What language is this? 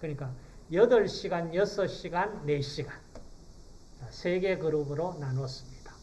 Korean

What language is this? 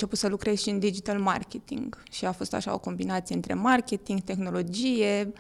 Romanian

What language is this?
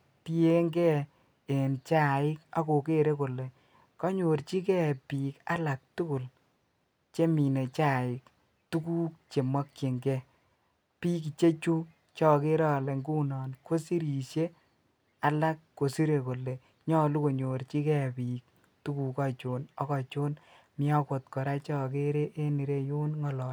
Kalenjin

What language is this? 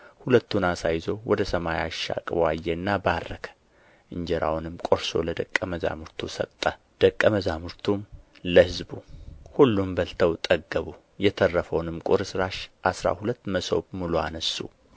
Amharic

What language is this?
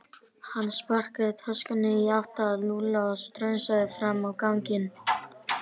Icelandic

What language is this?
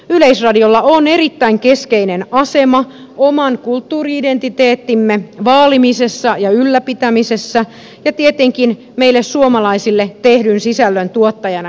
Finnish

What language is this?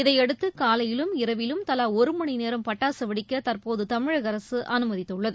Tamil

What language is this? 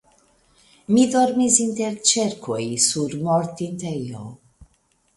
Esperanto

